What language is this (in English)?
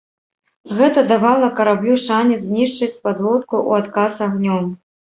Belarusian